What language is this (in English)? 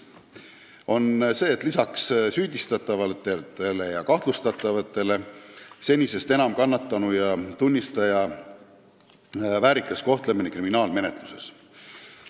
Estonian